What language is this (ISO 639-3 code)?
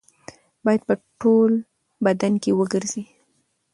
pus